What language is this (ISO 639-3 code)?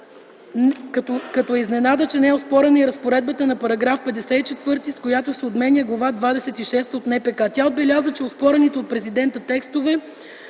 bul